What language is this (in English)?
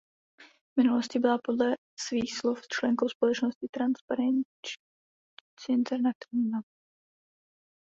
Czech